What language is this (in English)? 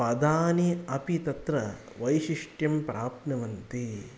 Sanskrit